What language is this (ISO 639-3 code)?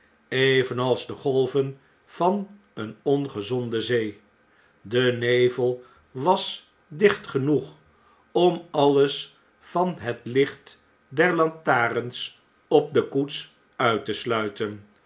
nld